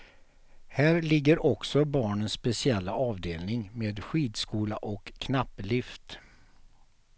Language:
Swedish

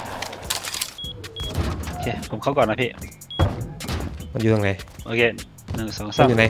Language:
Thai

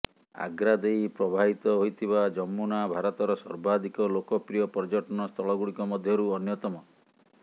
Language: Odia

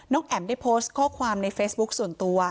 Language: Thai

